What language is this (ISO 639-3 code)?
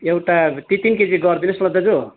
nep